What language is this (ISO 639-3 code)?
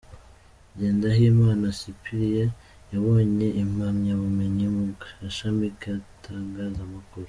kin